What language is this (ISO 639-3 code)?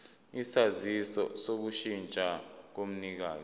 zul